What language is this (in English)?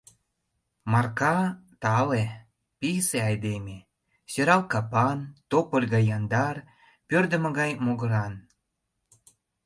Mari